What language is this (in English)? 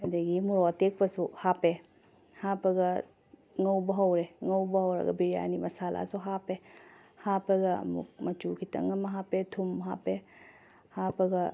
Manipuri